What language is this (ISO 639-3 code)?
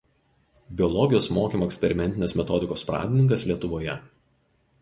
lit